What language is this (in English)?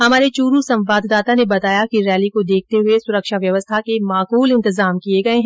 Hindi